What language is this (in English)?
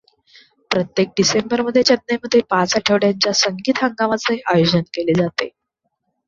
Marathi